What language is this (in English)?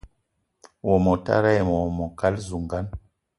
Eton (Cameroon)